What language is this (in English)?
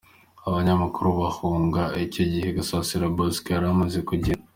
Kinyarwanda